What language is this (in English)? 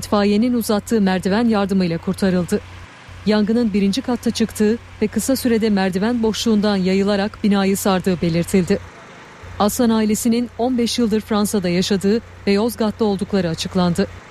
Turkish